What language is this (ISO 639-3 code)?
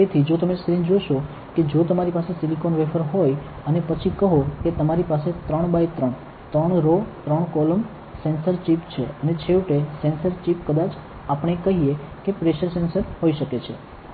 guj